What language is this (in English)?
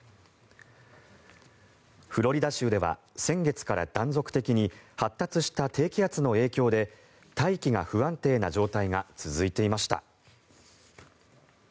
Japanese